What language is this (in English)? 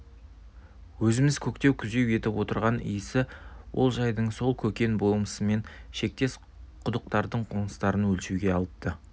Kazakh